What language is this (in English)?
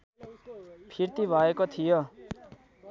Nepali